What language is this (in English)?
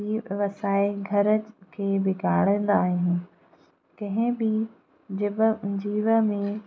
Sindhi